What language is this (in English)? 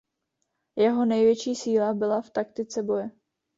Czech